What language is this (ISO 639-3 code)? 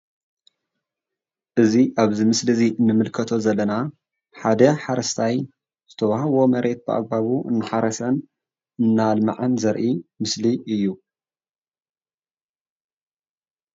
tir